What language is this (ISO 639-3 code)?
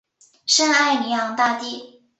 zho